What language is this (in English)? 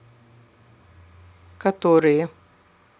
Russian